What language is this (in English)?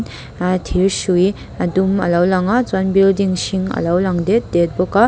Mizo